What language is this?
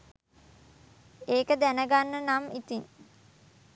Sinhala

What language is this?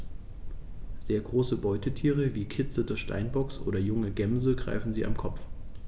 German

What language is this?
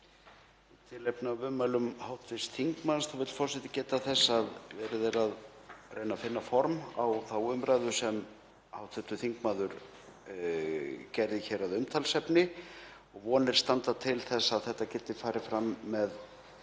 Icelandic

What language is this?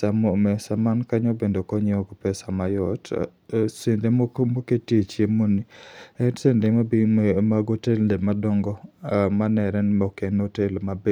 Luo (Kenya and Tanzania)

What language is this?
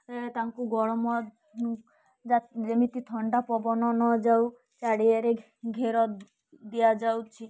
Odia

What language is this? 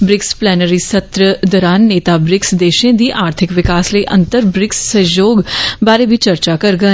Dogri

